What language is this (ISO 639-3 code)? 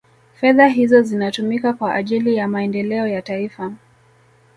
swa